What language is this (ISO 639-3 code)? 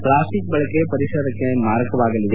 kan